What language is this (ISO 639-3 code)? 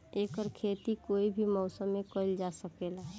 bho